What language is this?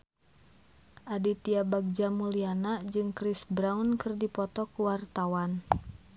Sundanese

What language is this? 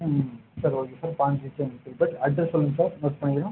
Tamil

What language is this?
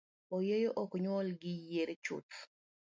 Luo (Kenya and Tanzania)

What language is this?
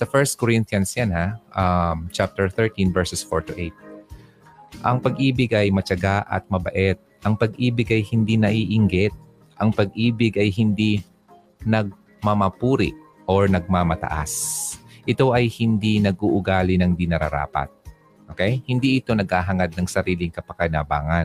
Filipino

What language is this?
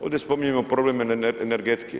Croatian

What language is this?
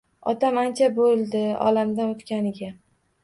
Uzbek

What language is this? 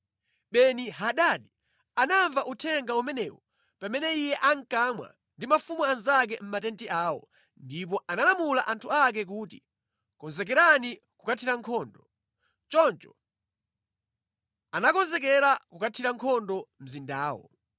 Nyanja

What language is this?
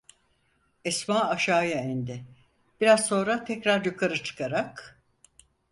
Turkish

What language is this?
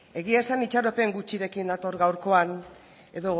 Basque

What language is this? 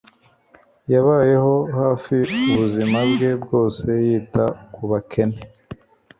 Kinyarwanda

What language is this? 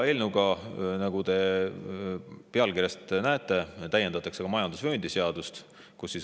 Estonian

